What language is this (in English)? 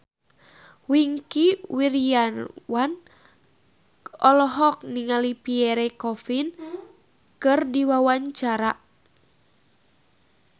Sundanese